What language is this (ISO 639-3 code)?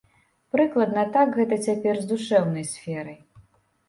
bel